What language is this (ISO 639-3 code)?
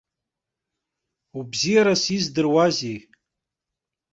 abk